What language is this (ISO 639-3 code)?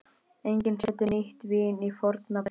isl